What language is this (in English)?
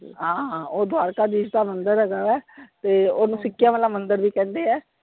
Punjabi